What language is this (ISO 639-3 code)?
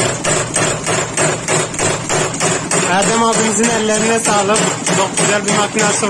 tur